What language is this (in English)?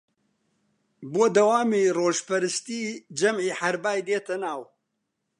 Central Kurdish